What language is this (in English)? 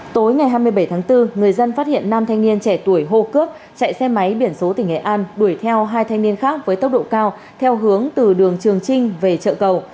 Vietnamese